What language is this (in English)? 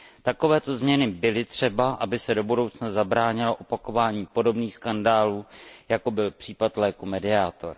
Czech